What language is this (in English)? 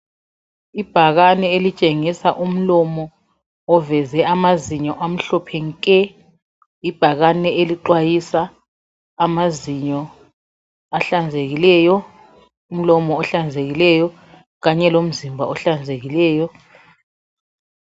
North Ndebele